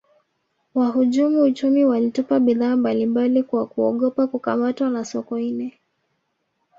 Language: Swahili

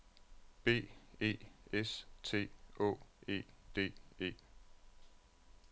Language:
Danish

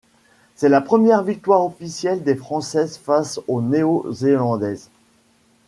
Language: French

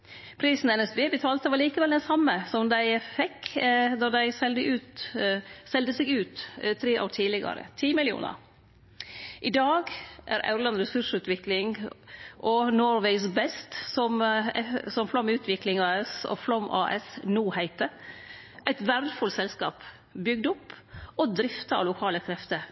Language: Norwegian Nynorsk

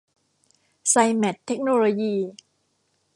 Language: Thai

